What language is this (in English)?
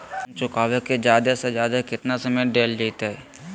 Magahi